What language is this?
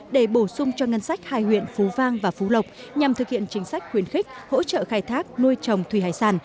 Vietnamese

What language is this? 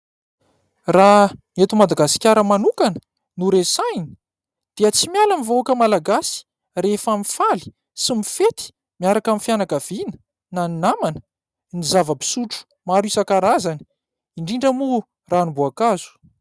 Malagasy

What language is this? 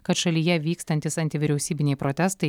Lithuanian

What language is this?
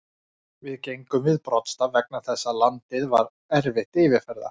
Icelandic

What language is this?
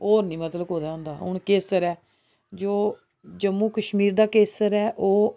Dogri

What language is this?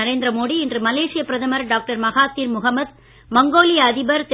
Tamil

